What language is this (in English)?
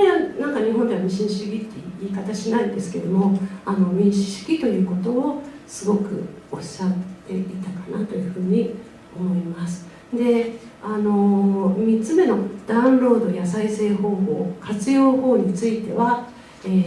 Japanese